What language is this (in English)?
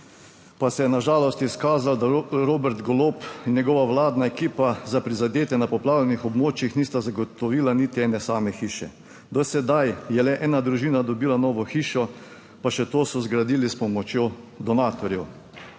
Slovenian